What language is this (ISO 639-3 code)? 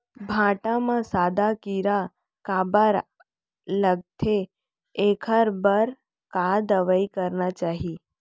hne